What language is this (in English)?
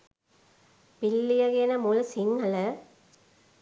Sinhala